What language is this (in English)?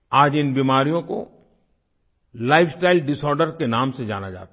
Hindi